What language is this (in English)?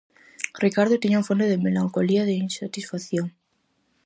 Galician